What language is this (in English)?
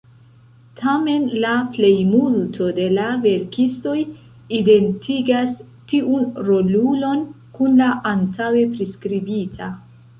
Esperanto